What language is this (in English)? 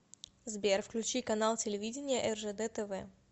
Russian